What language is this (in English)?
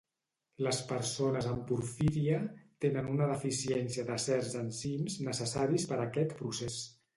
Catalan